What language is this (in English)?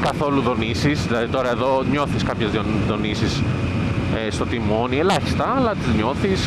Greek